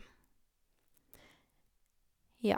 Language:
Norwegian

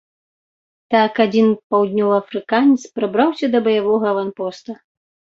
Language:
Belarusian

